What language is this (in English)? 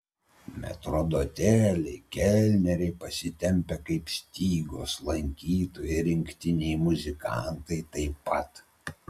Lithuanian